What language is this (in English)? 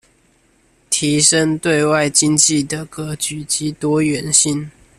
Chinese